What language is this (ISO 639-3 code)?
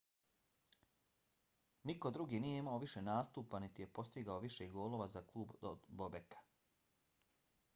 bos